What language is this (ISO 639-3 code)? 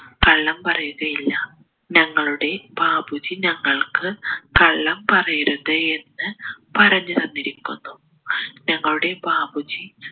mal